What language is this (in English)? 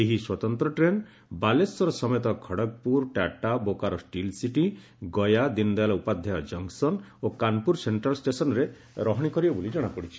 Odia